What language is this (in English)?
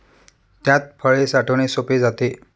Marathi